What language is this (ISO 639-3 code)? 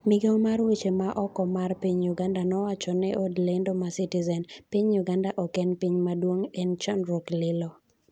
luo